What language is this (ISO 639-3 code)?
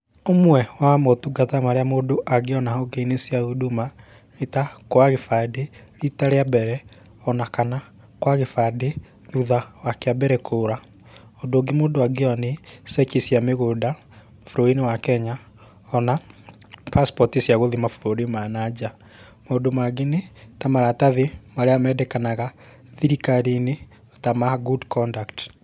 kik